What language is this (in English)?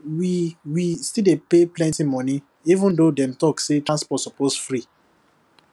Nigerian Pidgin